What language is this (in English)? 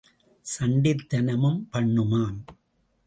Tamil